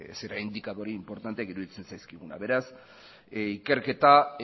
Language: Basque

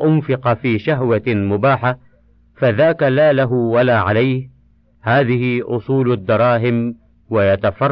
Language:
Arabic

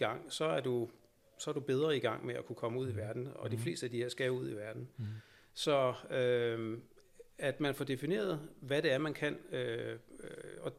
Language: Danish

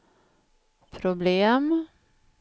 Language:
Swedish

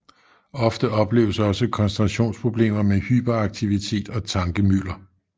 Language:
Danish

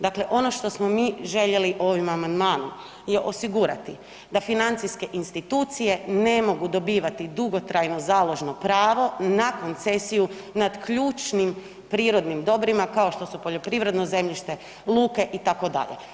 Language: Croatian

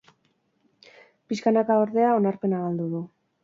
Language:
Basque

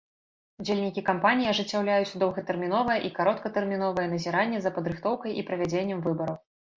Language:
Belarusian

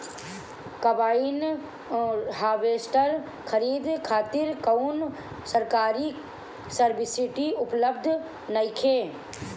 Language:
Bhojpuri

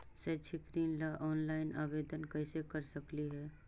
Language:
Magahi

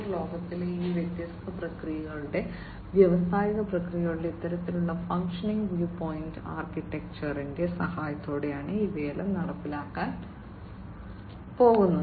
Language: Malayalam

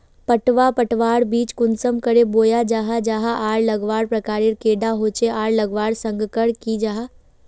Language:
Magahi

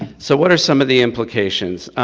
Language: English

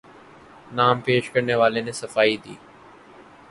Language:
Urdu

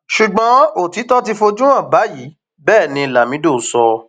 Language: Yoruba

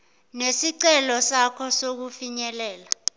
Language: Zulu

